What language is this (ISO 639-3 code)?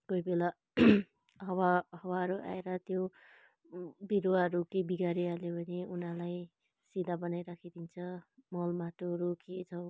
nep